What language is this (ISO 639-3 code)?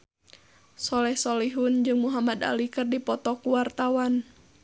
sun